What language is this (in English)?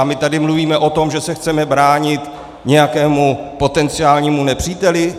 Czech